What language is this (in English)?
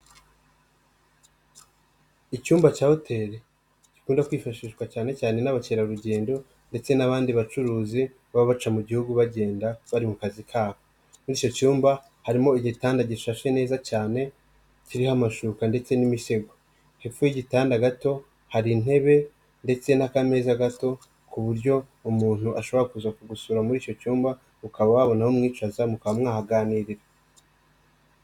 Kinyarwanda